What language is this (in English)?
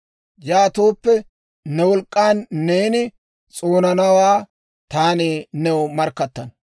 Dawro